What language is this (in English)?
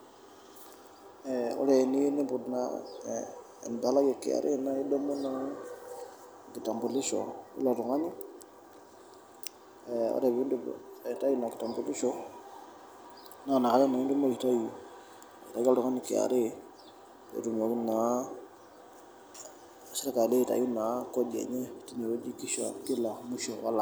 Masai